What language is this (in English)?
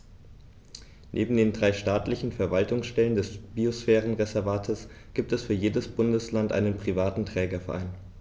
German